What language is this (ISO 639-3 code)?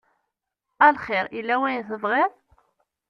kab